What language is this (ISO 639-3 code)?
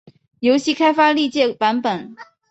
zho